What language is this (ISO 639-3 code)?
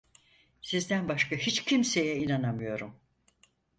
tur